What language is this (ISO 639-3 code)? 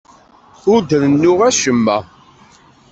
kab